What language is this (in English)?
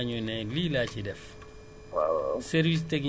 Wolof